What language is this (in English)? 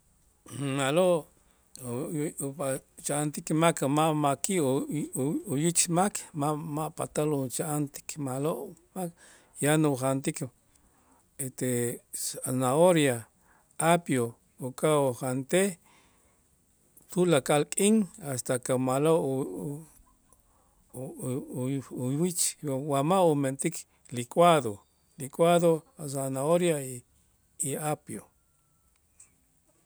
Itzá